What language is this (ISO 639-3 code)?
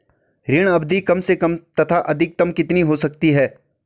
hin